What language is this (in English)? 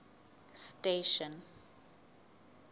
Southern Sotho